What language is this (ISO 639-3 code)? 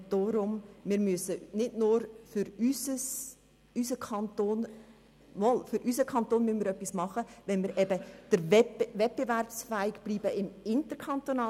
gsw